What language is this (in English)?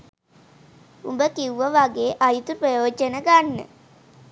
Sinhala